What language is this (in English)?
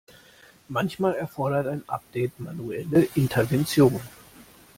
German